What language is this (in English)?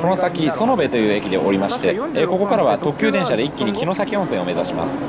Japanese